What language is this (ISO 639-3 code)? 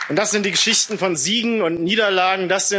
deu